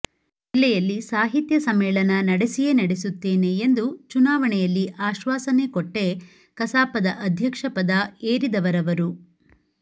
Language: Kannada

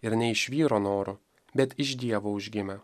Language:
Lithuanian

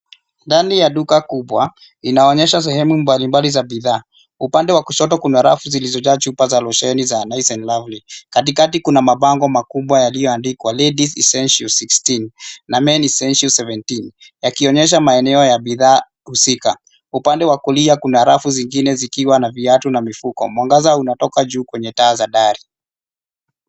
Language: Swahili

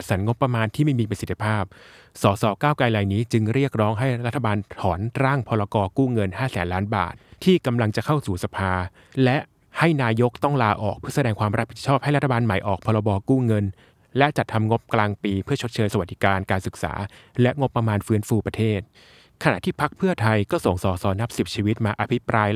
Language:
Thai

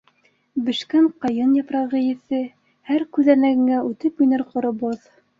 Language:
Bashkir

